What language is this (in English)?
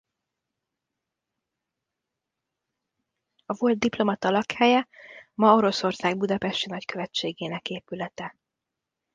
Hungarian